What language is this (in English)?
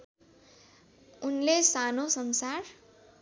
Nepali